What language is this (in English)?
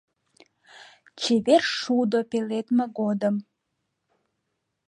Mari